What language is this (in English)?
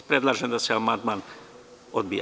Serbian